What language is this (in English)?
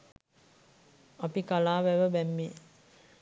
Sinhala